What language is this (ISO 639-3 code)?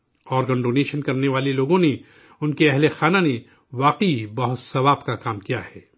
urd